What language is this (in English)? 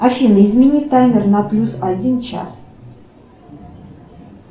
Russian